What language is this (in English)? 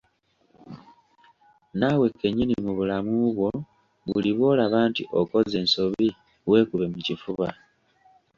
Ganda